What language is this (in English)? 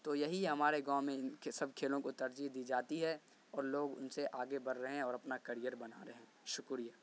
Urdu